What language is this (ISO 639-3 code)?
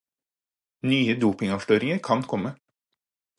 nob